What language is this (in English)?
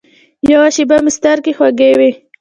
Pashto